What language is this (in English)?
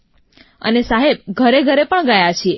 Gujarati